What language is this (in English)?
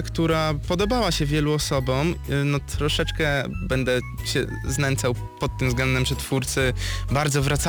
Polish